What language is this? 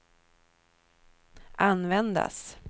Swedish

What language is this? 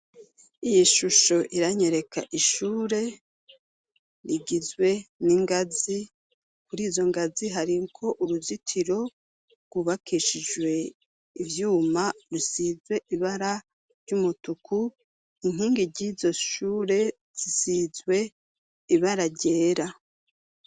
Rundi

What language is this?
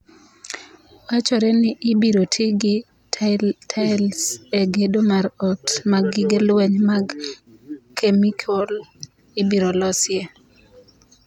Luo (Kenya and Tanzania)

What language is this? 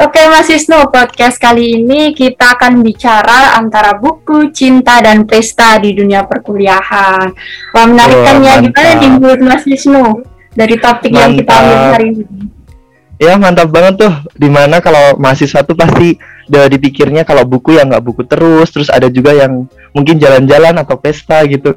Indonesian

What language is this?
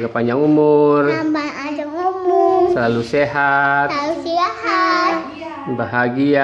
Indonesian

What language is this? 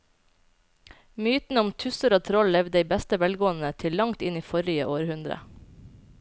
Norwegian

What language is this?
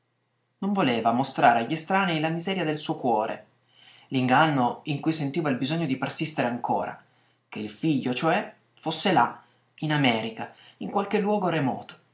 Italian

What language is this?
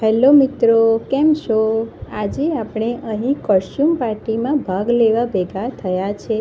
Gujarati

